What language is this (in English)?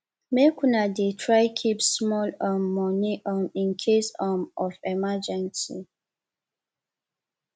Nigerian Pidgin